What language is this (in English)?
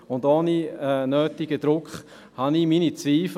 Swiss German